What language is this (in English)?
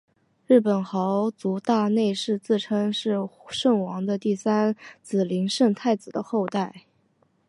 Chinese